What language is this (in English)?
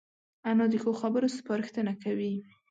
Pashto